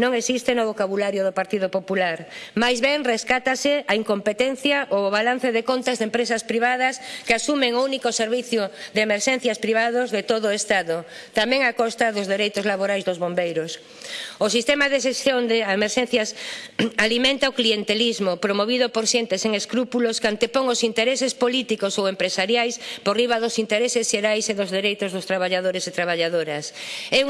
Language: Spanish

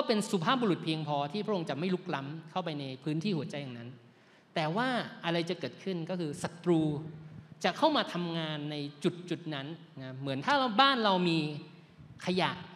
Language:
Thai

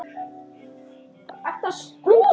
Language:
Icelandic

